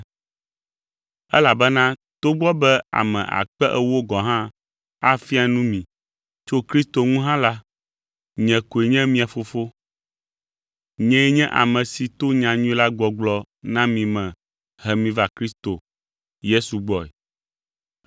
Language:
Ewe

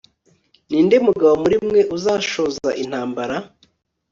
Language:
Kinyarwanda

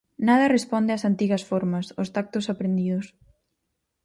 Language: Galician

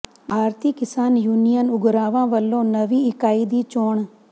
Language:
Punjabi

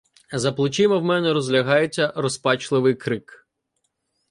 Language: Ukrainian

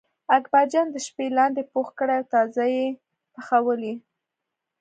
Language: Pashto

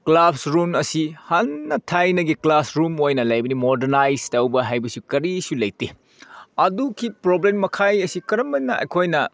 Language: Manipuri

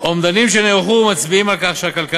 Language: Hebrew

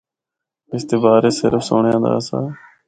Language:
Northern Hindko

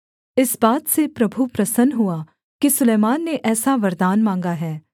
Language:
Hindi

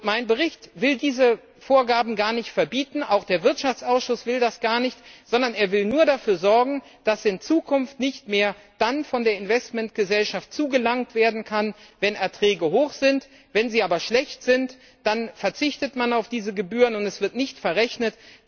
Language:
German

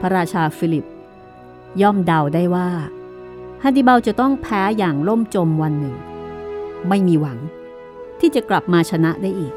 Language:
Thai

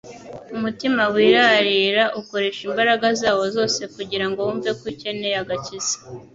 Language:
Kinyarwanda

